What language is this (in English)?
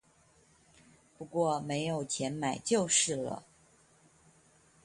Chinese